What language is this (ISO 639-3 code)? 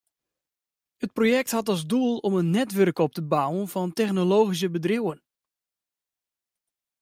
fry